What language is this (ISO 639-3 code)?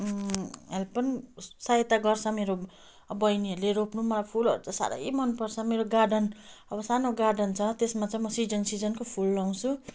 nep